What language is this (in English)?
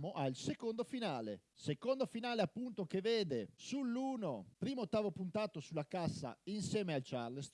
Italian